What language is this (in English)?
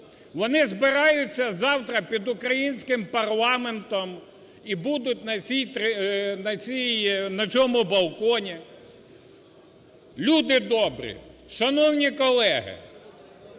Ukrainian